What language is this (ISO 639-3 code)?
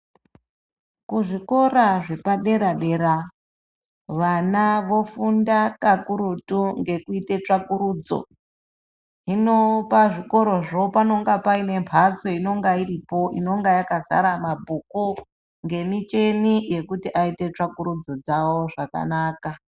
ndc